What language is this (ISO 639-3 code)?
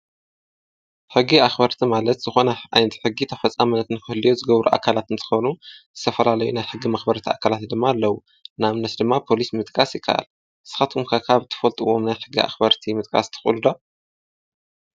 tir